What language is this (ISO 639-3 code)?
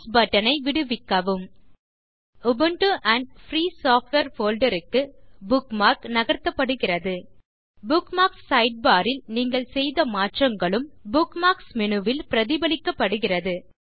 tam